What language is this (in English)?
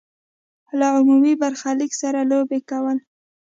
Pashto